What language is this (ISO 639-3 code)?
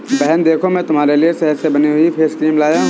hin